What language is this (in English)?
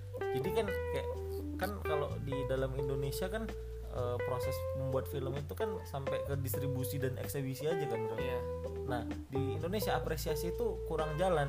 Indonesian